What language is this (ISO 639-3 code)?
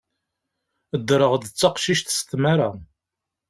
kab